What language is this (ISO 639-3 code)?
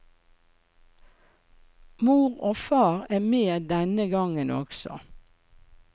nor